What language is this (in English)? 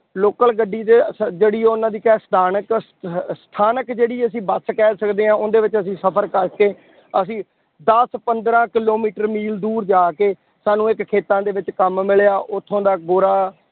Punjabi